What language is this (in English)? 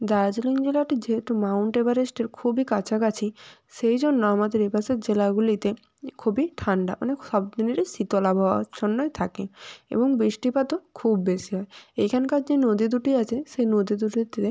Bangla